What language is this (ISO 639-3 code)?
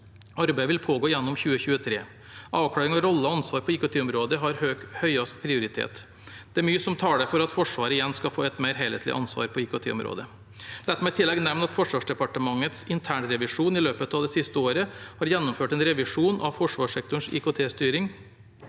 nor